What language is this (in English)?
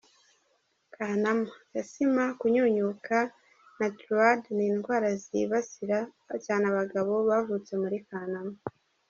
Kinyarwanda